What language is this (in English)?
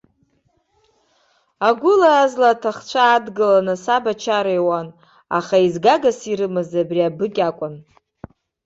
Abkhazian